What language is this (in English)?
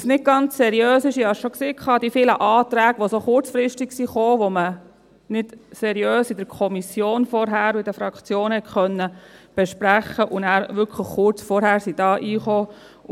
Swiss German